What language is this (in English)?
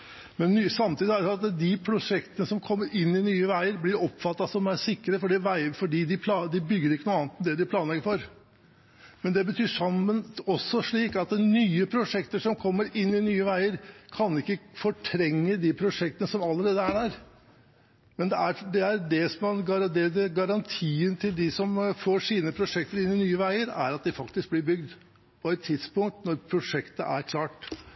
Norwegian Bokmål